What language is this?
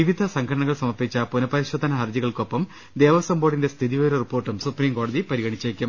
Malayalam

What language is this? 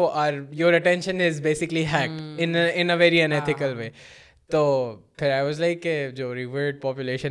Urdu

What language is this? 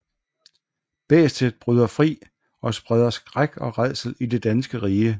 Danish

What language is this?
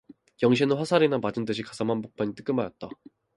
Korean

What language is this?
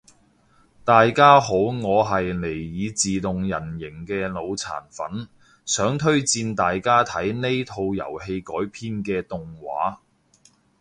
Cantonese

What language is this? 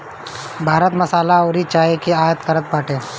Bhojpuri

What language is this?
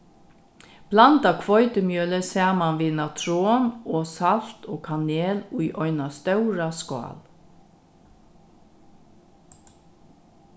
Faroese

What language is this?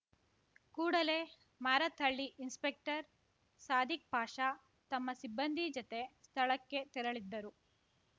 Kannada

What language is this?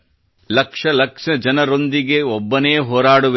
Kannada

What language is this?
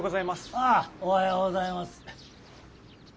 Japanese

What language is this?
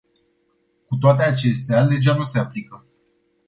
Romanian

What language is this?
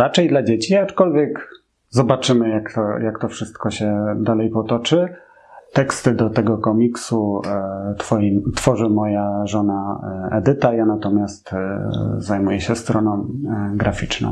Polish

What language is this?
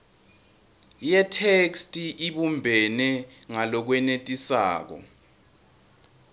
Swati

